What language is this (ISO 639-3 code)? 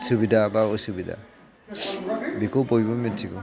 brx